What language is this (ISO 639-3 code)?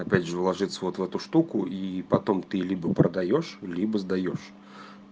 rus